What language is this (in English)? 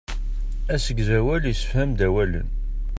Kabyle